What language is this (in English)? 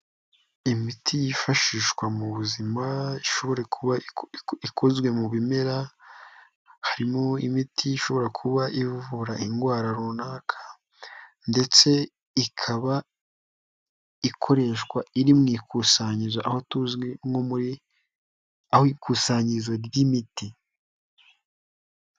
Kinyarwanda